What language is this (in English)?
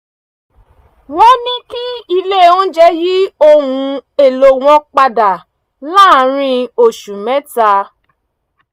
Yoruba